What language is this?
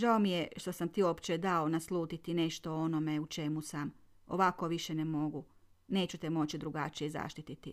Croatian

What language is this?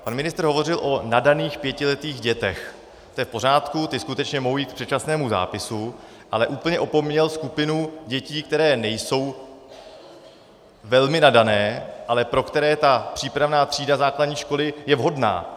Czech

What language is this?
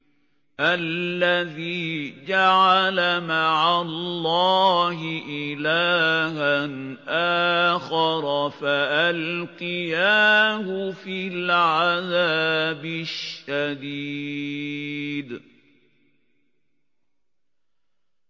Arabic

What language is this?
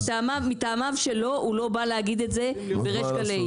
Hebrew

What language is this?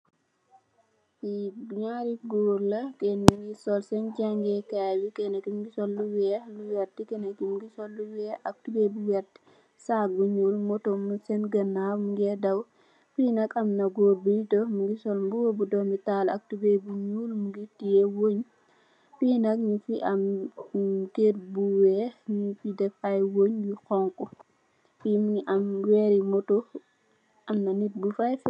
Wolof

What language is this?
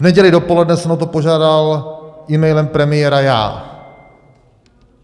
Czech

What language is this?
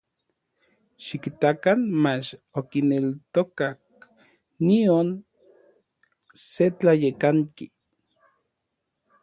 Orizaba Nahuatl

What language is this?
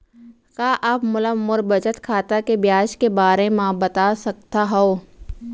Chhattisgarhi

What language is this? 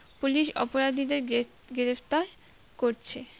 Bangla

